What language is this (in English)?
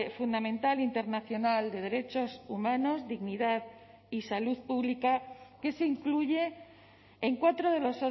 Spanish